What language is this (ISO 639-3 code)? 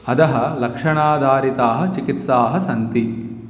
san